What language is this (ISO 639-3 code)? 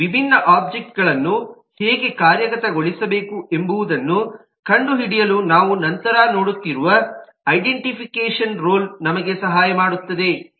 kan